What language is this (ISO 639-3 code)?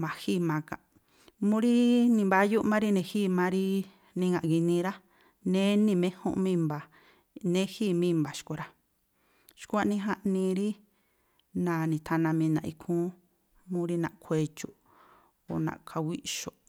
tpl